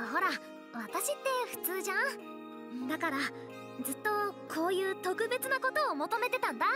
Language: Japanese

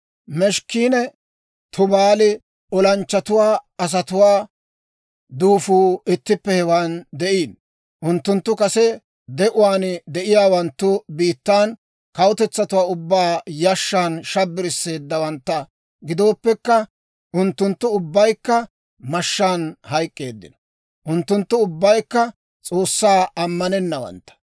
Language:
Dawro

